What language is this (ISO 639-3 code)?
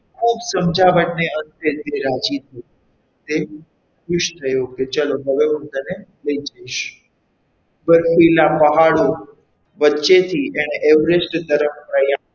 guj